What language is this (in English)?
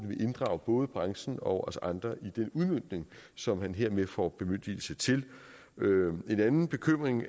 Danish